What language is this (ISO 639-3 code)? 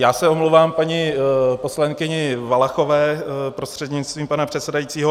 ces